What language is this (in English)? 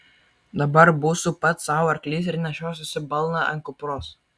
Lithuanian